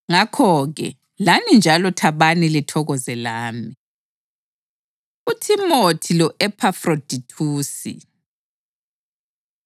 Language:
North Ndebele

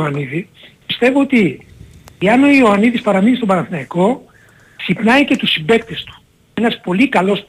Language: Greek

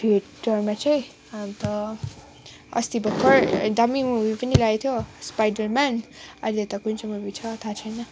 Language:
Nepali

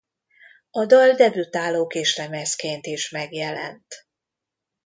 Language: Hungarian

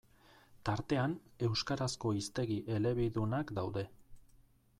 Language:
Basque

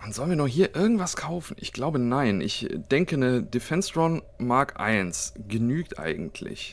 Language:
German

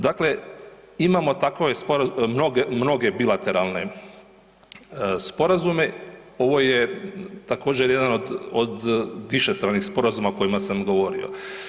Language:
Croatian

